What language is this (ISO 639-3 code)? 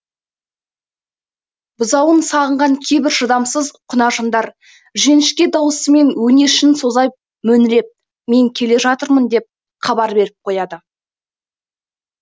kaz